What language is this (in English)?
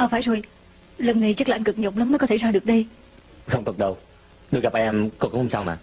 Vietnamese